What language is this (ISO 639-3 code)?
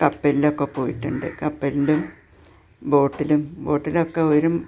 mal